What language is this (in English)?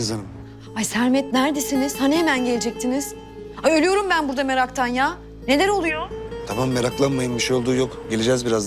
Turkish